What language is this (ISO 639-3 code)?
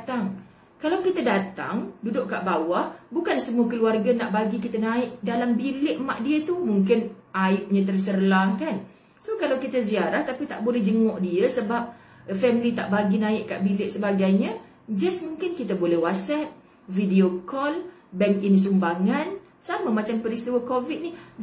msa